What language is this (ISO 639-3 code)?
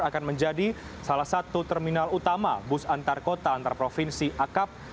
ind